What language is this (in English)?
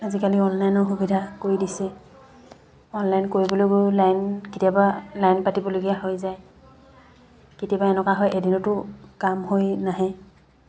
Assamese